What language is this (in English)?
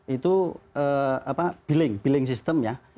Indonesian